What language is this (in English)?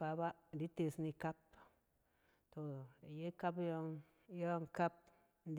Cen